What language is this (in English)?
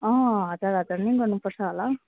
Nepali